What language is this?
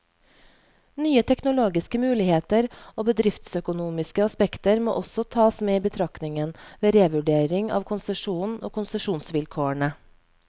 Norwegian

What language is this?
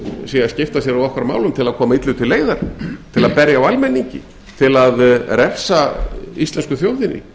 Icelandic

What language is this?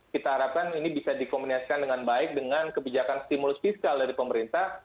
Indonesian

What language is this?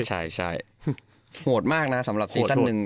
Thai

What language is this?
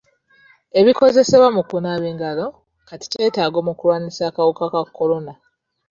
Ganda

